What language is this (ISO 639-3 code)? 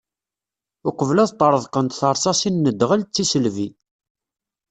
kab